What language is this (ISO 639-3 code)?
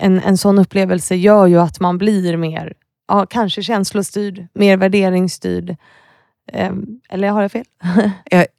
swe